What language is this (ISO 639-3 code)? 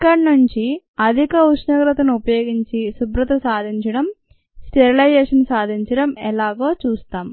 tel